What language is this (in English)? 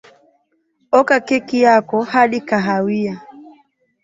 Swahili